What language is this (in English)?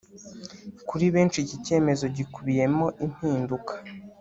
Kinyarwanda